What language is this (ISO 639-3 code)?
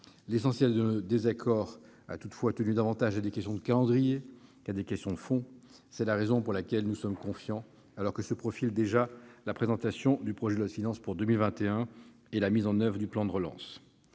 fra